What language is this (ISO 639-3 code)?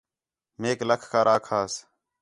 xhe